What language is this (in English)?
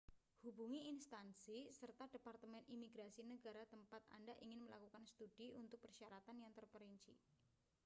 Indonesian